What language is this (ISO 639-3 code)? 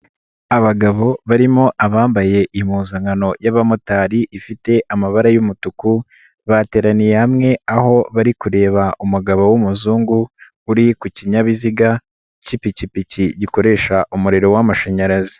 kin